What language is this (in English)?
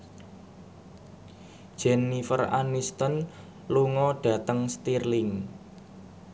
Javanese